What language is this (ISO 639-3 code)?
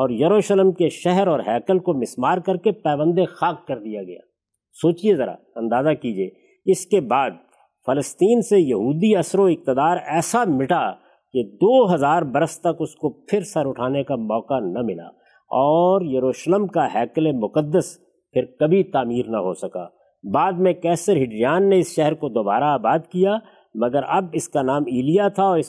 urd